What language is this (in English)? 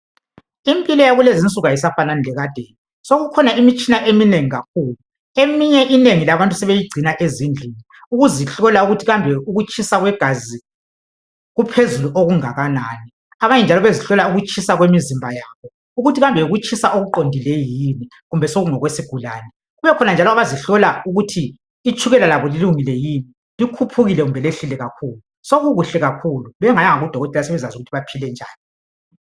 North Ndebele